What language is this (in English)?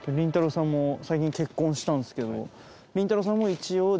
Japanese